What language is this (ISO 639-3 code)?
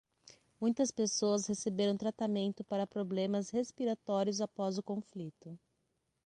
por